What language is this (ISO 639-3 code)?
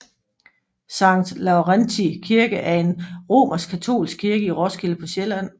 dan